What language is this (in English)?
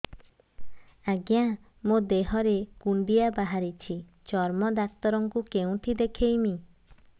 Odia